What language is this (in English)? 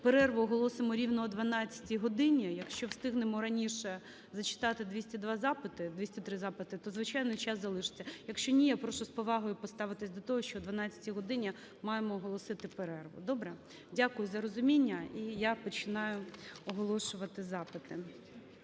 Ukrainian